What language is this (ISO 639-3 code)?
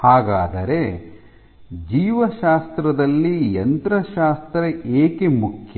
kan